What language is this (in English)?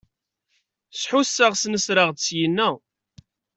Kabyle